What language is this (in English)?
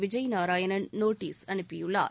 Tamil